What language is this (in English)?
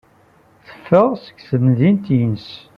Kabyle